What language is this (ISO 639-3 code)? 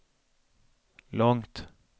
swe